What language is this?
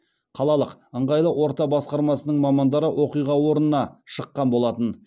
Kazakh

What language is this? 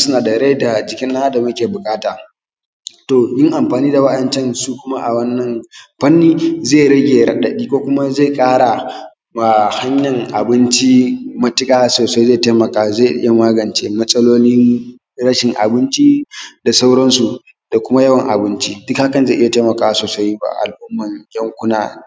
Hausa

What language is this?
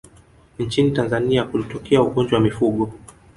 Swahili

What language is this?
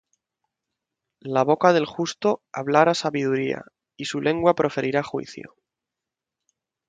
Spanish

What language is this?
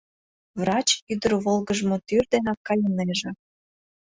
Mari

